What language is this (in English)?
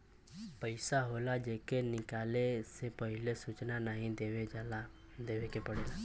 Bhojpuri